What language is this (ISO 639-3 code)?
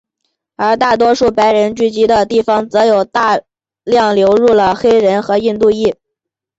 zho